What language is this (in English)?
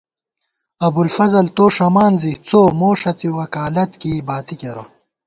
Gawar-Bati